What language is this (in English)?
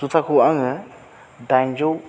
Bodo